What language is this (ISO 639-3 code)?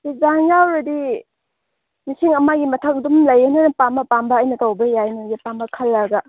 mni